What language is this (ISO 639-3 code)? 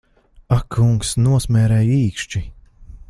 lav